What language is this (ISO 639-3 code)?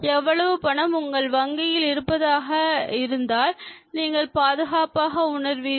tam